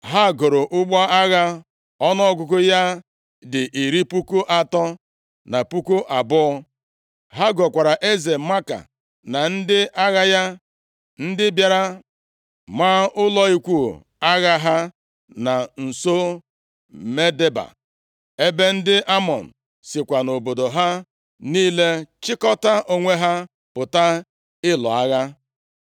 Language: Igbo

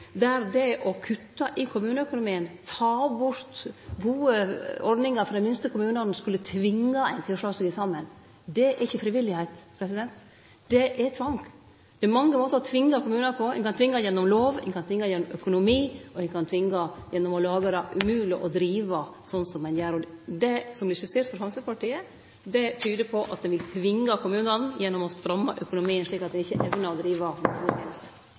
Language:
Norwegian Nynorsk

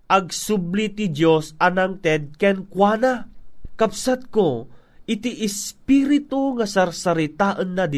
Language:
Filipino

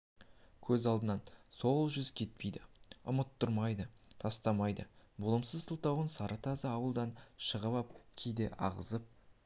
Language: Kazakh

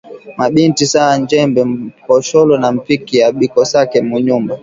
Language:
Swahili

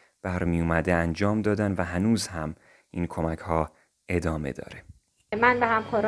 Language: Persian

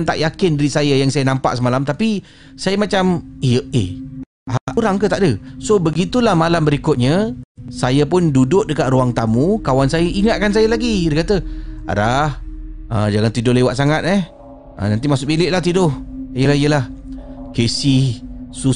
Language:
Malay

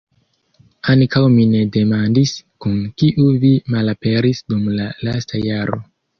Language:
Esperanto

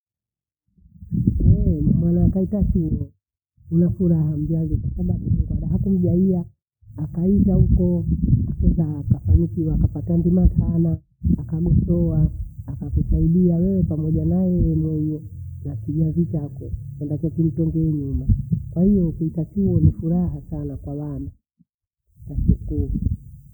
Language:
Bondei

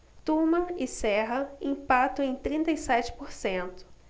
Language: Portuguese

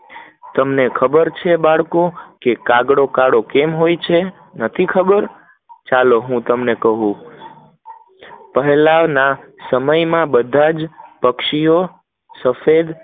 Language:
Gujarati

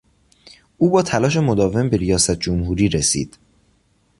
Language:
Persian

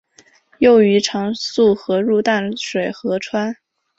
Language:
Chinese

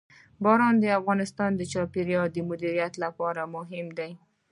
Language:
Pashto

